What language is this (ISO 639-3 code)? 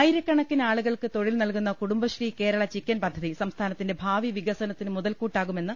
mal